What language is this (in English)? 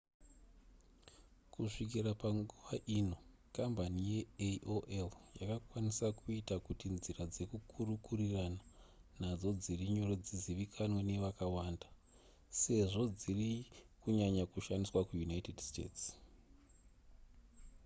Shona